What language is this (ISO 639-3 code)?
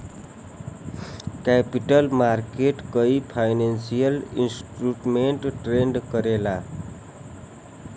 bho